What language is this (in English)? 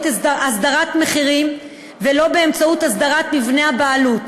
Hebrew